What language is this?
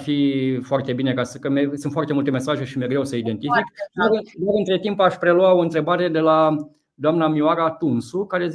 Romanian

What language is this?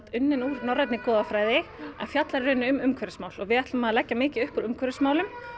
Icelandic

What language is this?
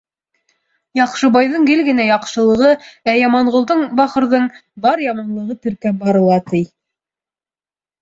Bashkir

